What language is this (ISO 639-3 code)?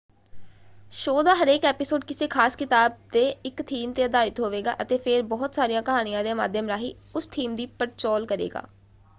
pan